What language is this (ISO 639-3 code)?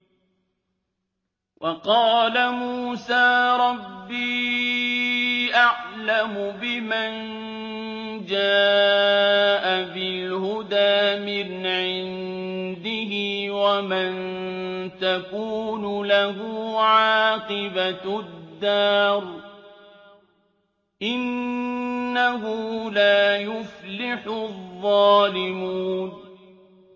ara